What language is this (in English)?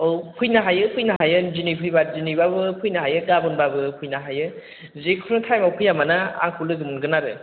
Bodo